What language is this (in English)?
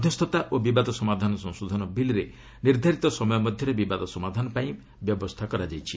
Odia